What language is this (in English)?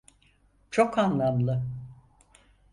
Turkish